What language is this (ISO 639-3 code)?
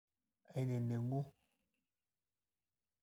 mas